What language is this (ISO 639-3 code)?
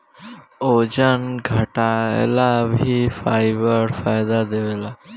bho